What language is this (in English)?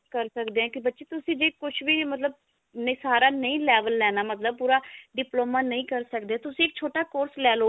Punjabi